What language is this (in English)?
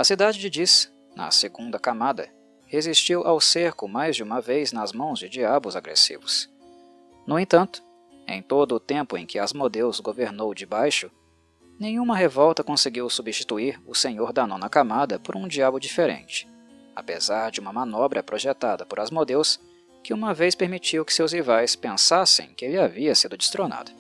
Portuguese